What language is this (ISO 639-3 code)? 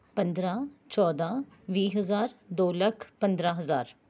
pan